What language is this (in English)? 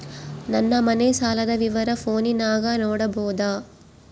Kannada